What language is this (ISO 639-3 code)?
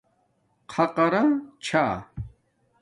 dmk